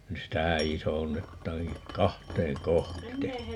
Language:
Finnish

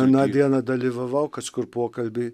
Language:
Lithuanian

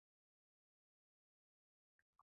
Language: Uzbek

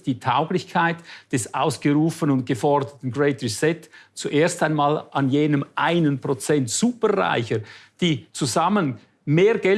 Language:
German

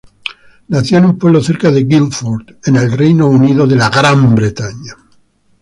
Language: Spanish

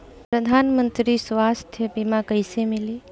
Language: Bhojpuri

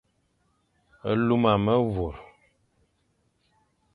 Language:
Fang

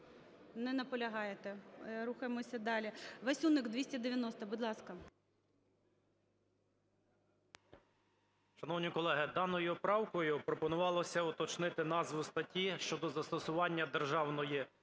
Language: Ukrainian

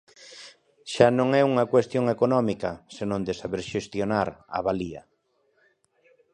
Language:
Galician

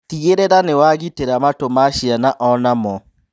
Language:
Kikuyu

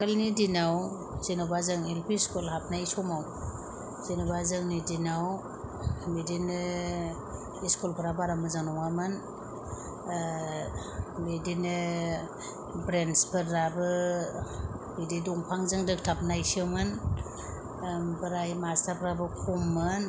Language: Bodo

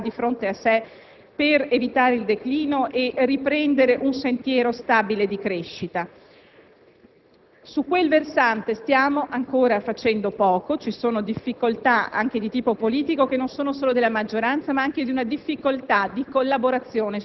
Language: Italian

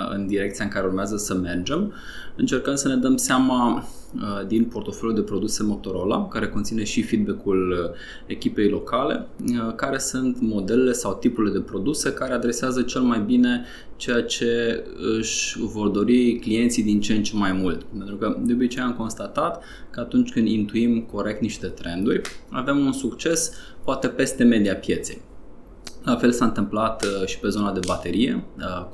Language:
Romanian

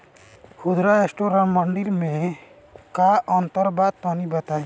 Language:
Bhojpuri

